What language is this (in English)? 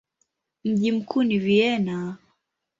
Swahili